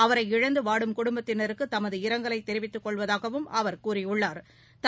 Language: Tamil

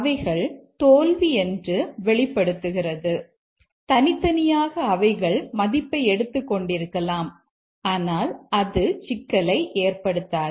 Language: Tamil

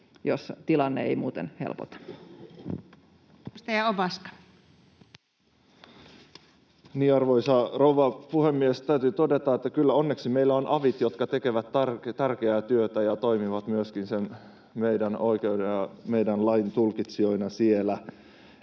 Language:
Finnish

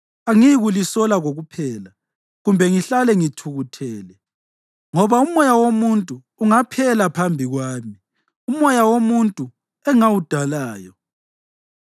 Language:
North Ndebele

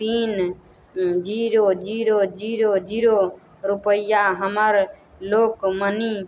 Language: Maithili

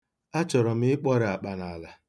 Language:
Igbo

